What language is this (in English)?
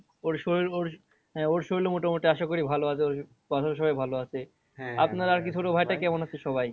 Bangla